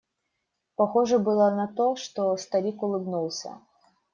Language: Russian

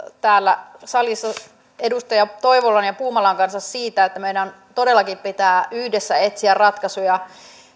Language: Finnish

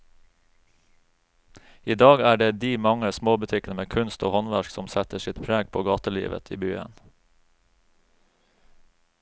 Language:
Norwegian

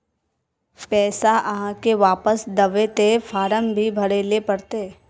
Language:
Magahi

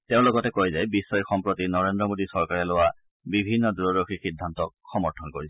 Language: Assamese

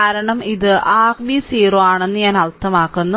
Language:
Malayalam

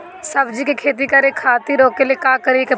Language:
Bhojpuri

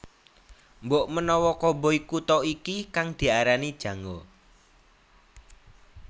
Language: Javanese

